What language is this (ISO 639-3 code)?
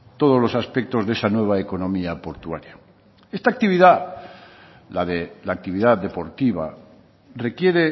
spa